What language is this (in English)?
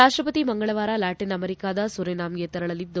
Kannada